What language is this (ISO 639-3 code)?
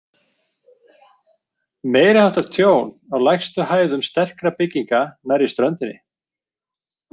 isl